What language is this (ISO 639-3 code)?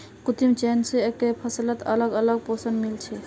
mag